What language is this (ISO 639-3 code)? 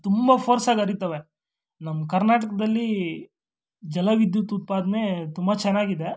kan